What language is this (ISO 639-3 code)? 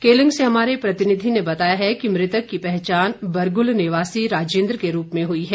hin